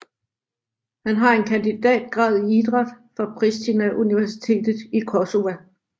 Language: Danish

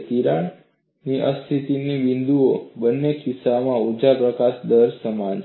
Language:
Gujarati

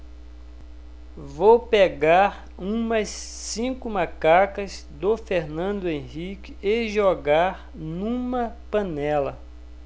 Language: Portuguese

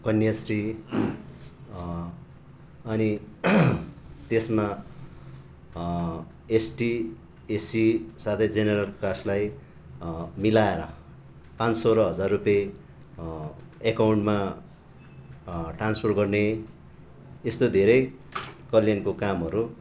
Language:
Nepali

